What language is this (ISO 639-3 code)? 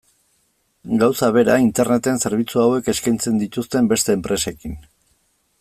eus